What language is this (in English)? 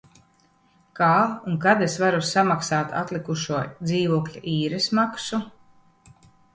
Latvian